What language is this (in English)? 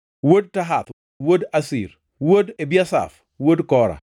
Luo (Kenya and Tanzania)